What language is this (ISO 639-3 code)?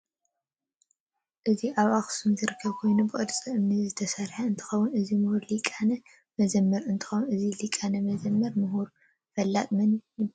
tir